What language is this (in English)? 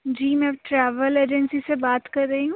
Urdu